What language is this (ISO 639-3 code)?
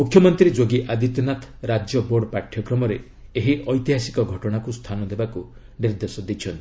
ori